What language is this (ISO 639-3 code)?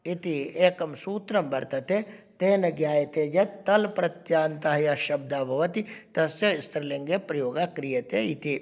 san